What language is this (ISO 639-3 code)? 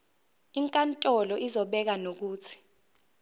zul